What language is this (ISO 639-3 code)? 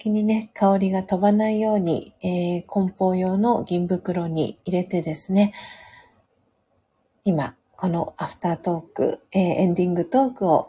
jpn